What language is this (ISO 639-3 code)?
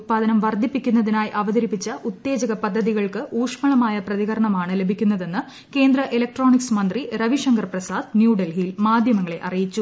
mal